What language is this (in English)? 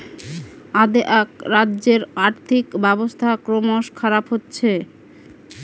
Bangla